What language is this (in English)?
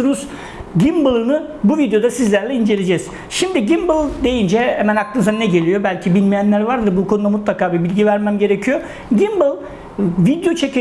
Turkish